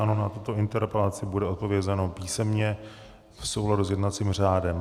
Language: Czech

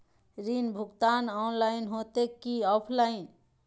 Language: Magahi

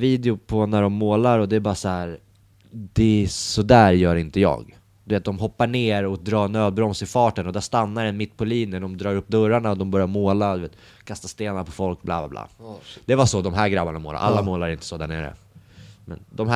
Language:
Swedish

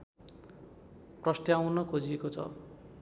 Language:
Nepali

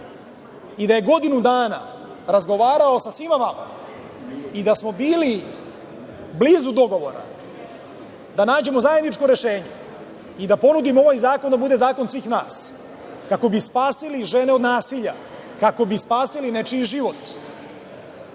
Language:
Serbian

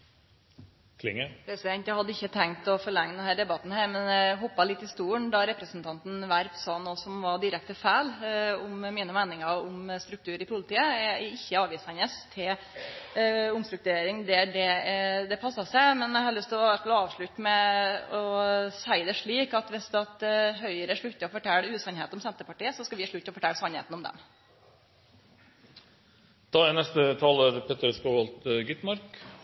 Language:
Norwegian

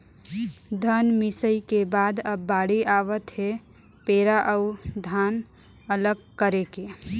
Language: Chhattisgarhi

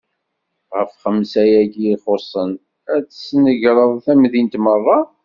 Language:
Kabyle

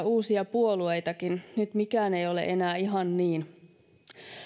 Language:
Finnish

